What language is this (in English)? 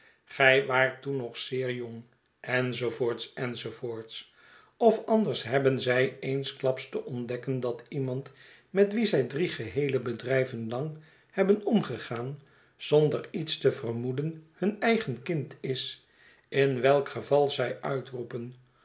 Dutch